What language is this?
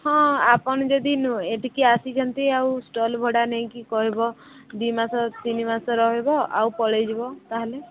Odia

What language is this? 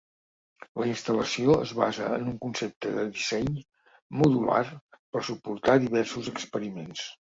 Catalan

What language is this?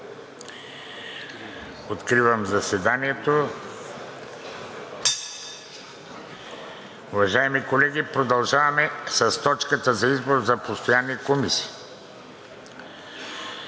Bulgarian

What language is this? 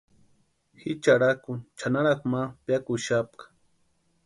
Western Highland Purepecha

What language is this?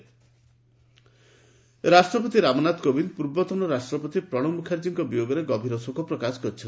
Odia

